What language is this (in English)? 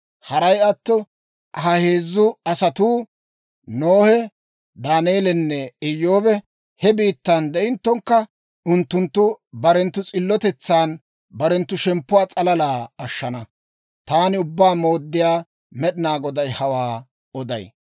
Dawro